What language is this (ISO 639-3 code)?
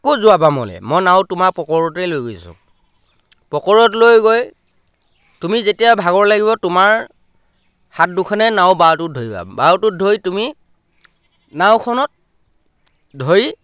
asm